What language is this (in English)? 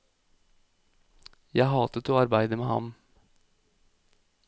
Norwegian